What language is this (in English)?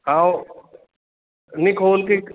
Punjabi